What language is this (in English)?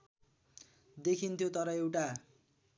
Nepali